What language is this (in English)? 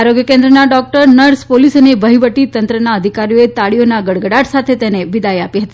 Gujarati